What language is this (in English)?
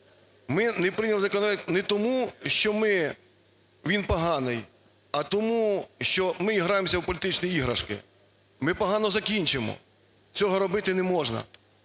Ukrainian